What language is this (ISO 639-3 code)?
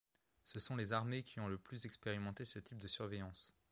fra